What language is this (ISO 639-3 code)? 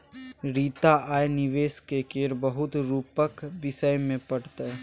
mai